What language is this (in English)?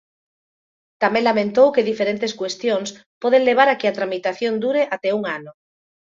Galician